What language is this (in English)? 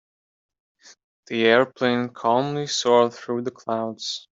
English